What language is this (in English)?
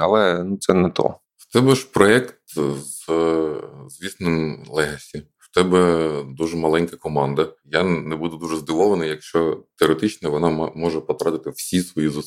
Ukrainian